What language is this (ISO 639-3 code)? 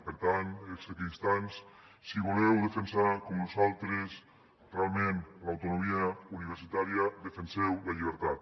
cat